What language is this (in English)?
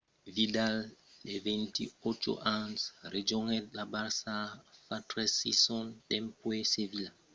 Occitan